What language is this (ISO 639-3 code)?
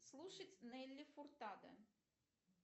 rus